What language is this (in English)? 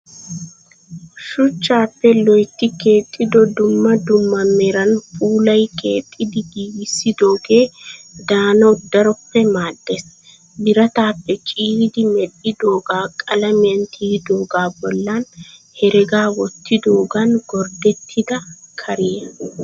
Wolaytta